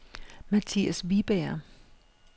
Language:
Danish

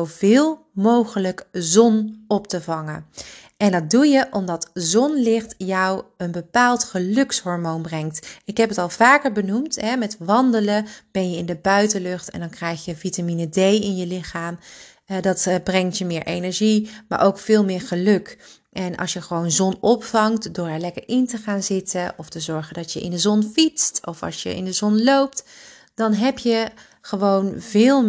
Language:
Dutch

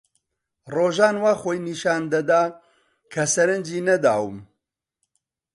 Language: Central Kurdish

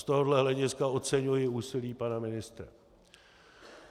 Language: Czech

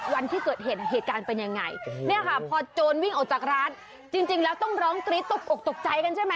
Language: Thai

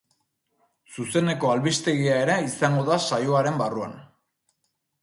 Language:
Basque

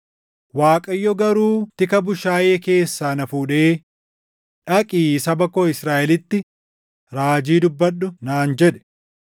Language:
Oromo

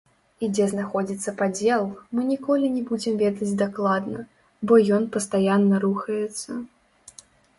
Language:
Belarusian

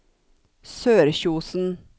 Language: Norwegian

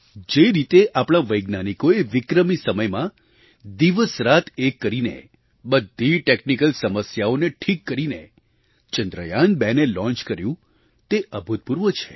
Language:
Gujarati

